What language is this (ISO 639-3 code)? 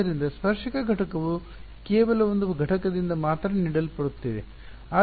kan